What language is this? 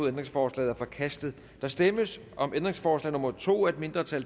Danish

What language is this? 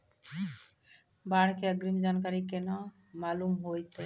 Maithili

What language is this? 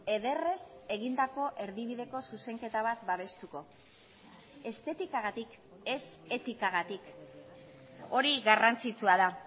Basque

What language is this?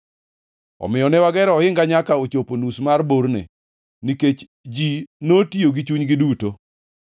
Luo (Kenya and Tanzania)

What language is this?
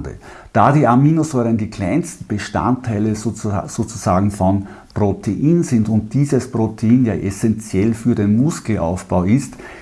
German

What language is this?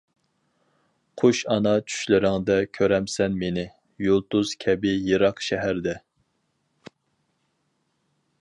Uyghur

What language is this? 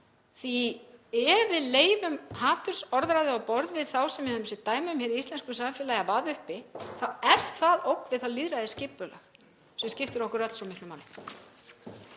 Icelandic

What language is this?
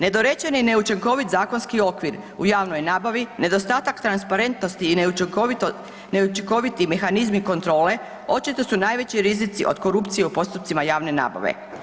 Croatian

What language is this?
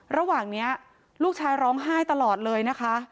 Thai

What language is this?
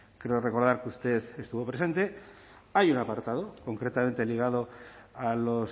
Spanish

